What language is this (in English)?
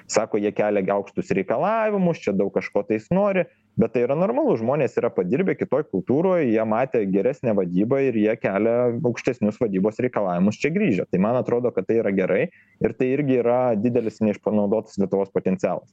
Lithuanian